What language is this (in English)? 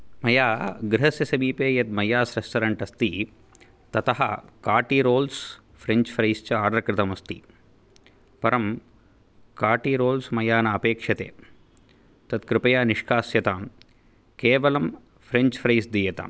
Sanskrit